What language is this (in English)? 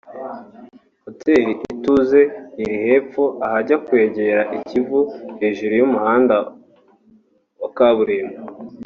Kinyarwanda